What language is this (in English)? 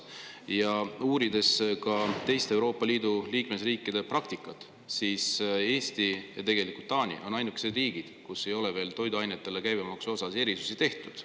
Estonian